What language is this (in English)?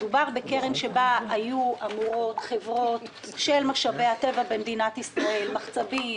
Hebrew